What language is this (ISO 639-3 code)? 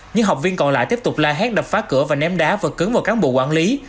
vie